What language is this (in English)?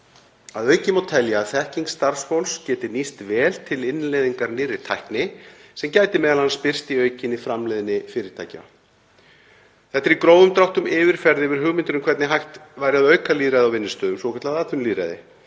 Icelandic